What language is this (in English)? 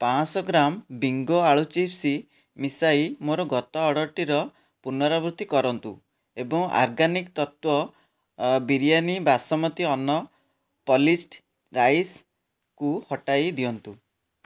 Odia